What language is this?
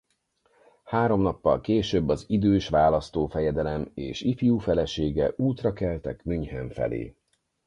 Hungarian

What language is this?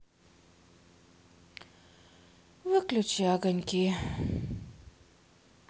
Russian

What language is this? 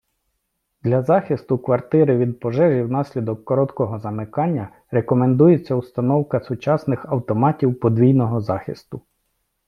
Ukrainian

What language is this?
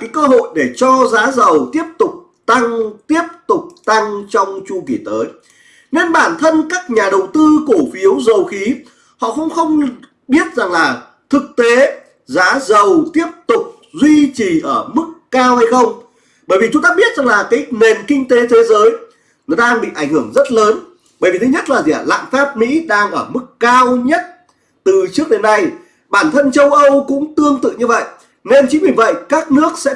Vietnamese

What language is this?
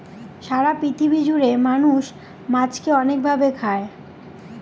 Bangla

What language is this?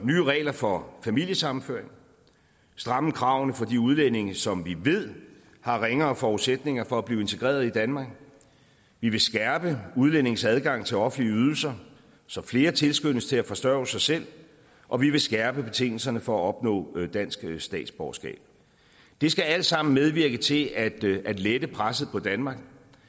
Danish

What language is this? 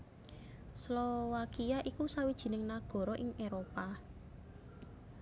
Javanese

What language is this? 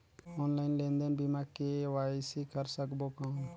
Chhattisgarhi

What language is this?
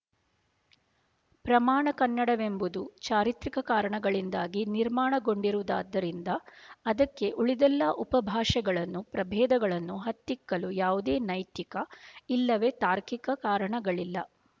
Kannada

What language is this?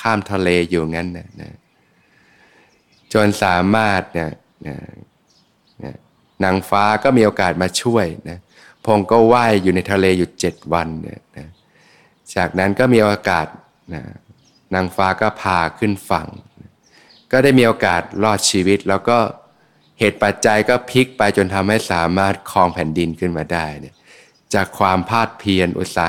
Thai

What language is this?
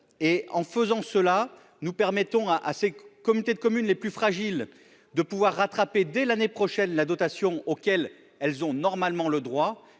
French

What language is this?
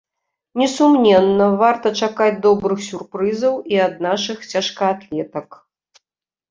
Belarusian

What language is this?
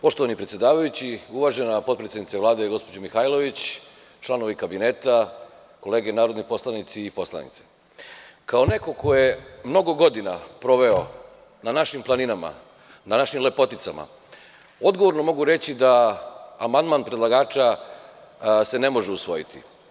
Serbian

